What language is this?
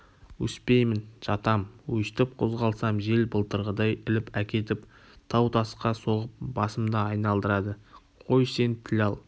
Kazakh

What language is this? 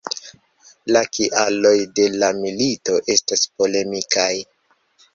Esperanto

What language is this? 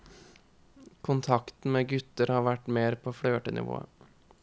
Norwegian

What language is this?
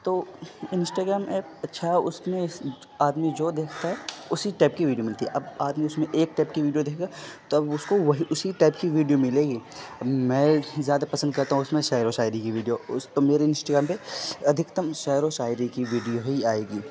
Urdu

